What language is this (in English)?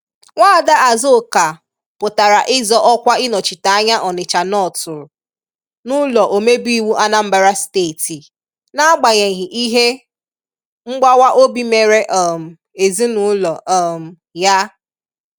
Igbo